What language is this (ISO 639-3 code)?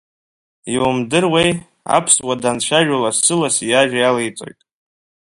abk